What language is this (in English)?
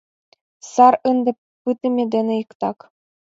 Mari